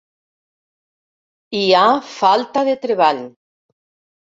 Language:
Catalan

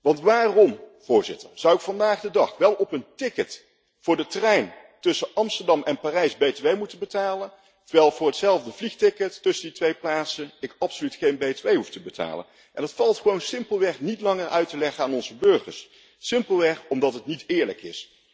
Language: Dutch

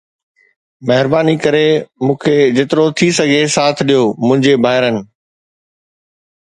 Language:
Sindhi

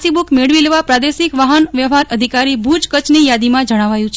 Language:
Gujarati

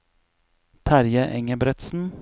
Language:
Norwegian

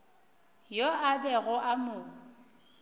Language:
Northern Sotho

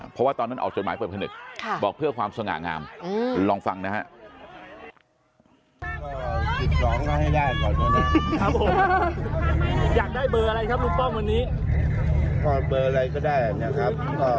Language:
Thai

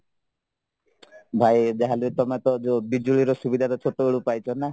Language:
Odia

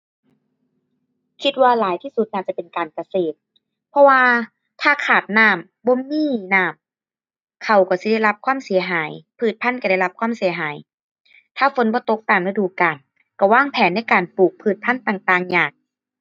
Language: Thai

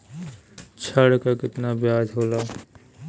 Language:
Bhojpuri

